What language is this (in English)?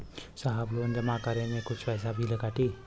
Bhojpuri